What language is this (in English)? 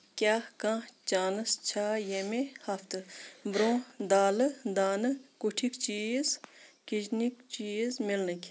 Kashmiri